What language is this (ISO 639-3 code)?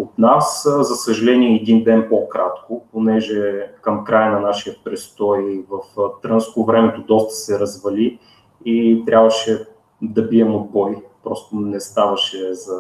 bul